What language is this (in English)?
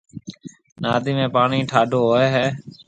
Marwari (Pakistan)